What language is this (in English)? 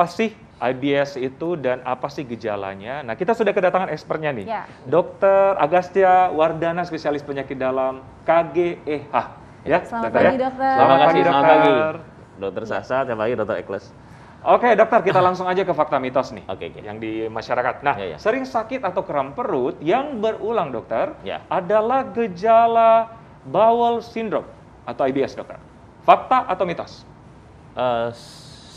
Indonesian